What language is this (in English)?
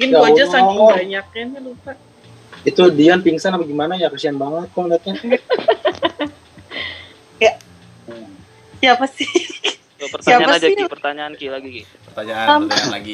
Indonesian